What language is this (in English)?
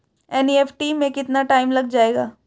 Hindi